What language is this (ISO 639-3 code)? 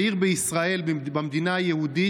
heb